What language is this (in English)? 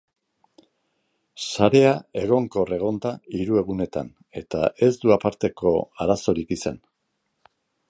Basque